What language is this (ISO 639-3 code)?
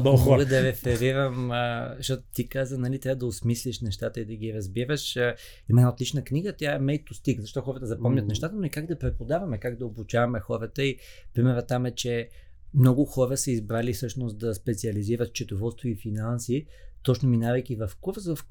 bul